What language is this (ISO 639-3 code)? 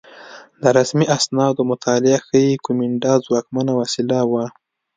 pus